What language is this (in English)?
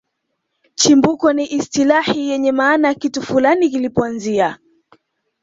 Swahili